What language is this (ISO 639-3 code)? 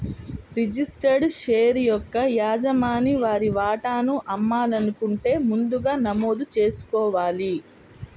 tel